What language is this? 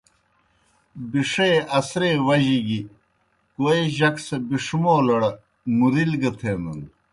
Kohistani Shina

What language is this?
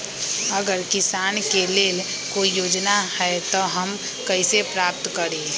Magahi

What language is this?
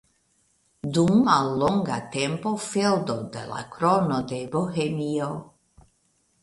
Esperanto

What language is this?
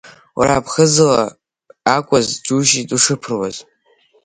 Abkhazian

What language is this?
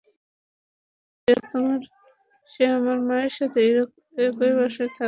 Bangla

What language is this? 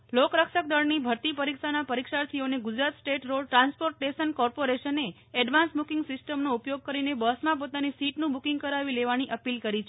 Gujarati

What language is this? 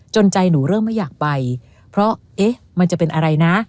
Thai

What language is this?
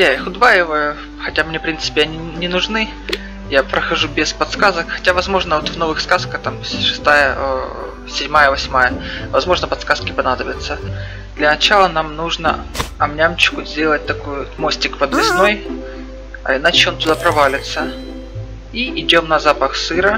Russian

